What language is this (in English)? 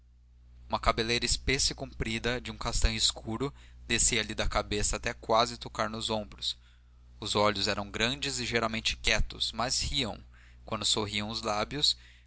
Portuguese